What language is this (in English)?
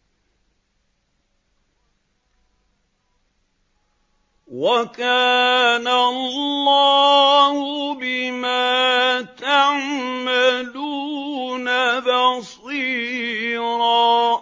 Arabic